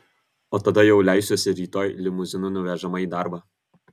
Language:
Lithuanian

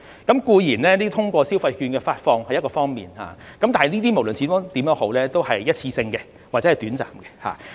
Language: Cantonese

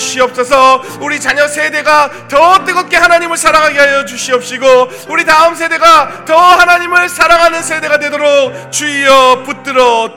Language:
Korean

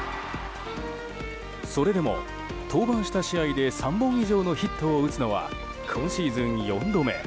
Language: Japanese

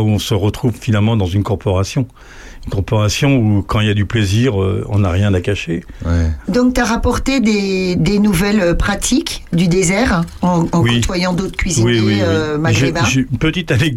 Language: French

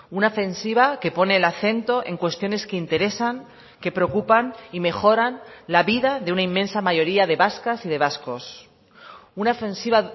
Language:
Spanish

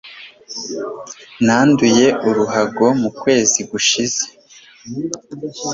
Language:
Kinyarwanda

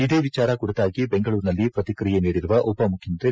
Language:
Kannada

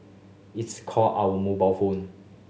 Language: English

